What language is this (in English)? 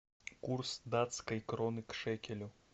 Russian